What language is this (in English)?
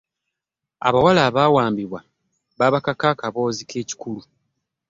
Ganda